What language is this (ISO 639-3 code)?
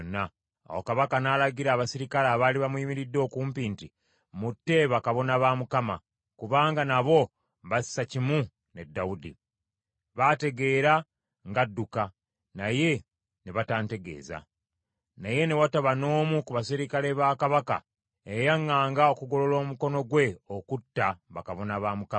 lug